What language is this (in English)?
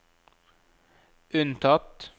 Norwegian